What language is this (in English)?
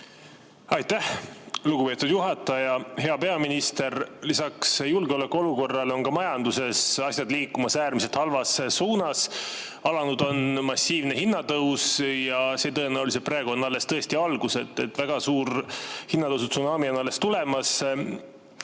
Estonian